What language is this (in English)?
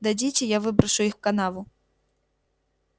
Russian